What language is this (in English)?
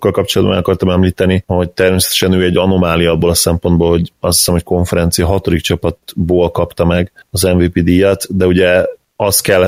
Hungarian